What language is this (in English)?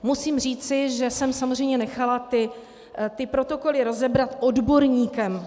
Czech